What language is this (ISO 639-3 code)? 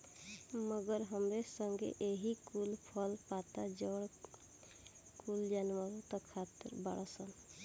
bho